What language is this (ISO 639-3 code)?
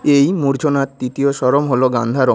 ben